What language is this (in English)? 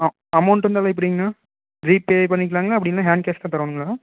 Tamil